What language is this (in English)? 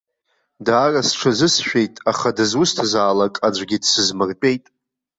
Abkhazian